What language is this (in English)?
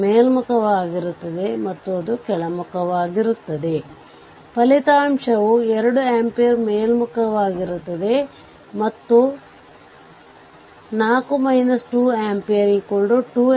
Kannada